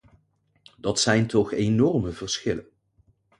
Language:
Dutch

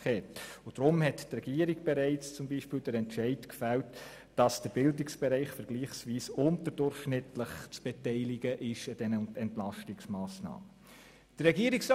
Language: Swiss German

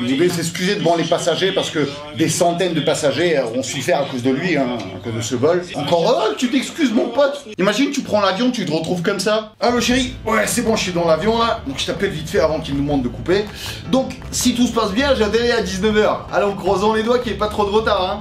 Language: French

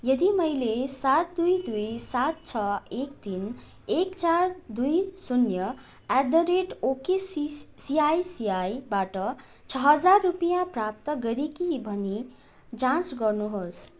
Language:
Nepali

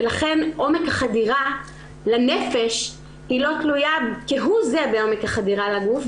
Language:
Hebrew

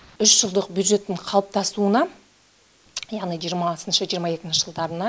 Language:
Kazakh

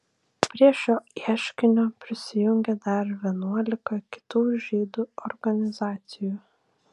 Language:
Lithuanian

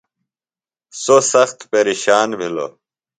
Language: Phalura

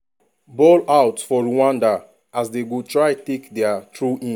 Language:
Nigerian Pidgin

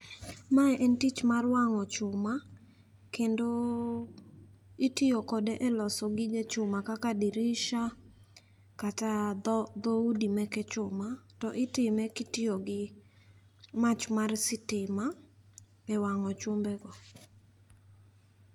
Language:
Luo (Kenya and Tanzania)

